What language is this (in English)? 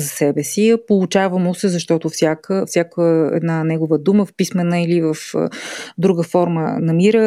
Bulgarian